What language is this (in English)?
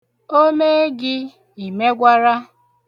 Igbo